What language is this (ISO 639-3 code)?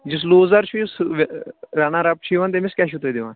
kas